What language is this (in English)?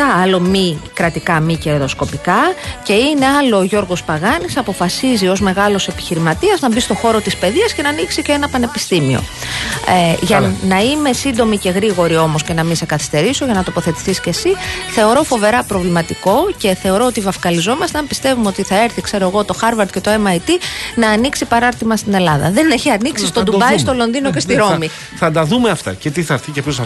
Greek